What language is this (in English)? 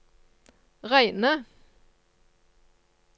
Norwegian